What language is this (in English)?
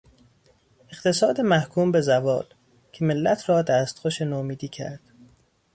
Persian